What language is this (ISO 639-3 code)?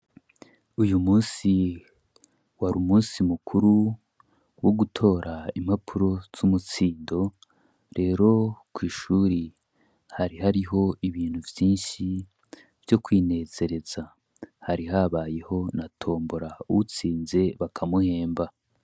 run